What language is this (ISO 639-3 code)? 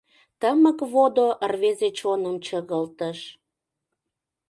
chm